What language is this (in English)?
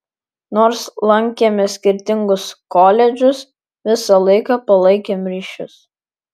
Lithuanian